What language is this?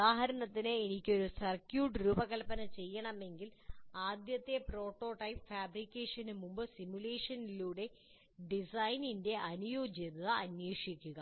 Malayalam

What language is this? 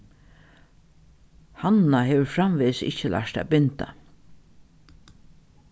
Faroese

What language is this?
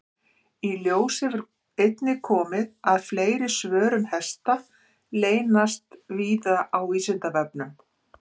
Icelandic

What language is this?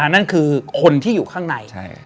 Thai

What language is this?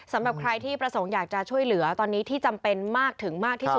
Thai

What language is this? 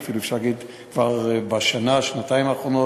Hebrew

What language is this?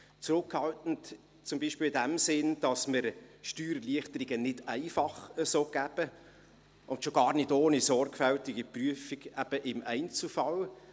Swiss German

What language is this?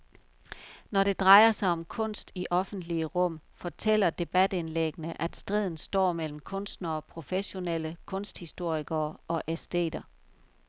Danish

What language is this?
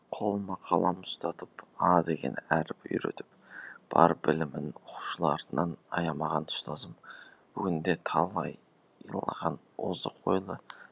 Kazakh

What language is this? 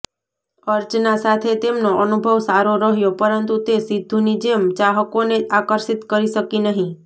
Gujarati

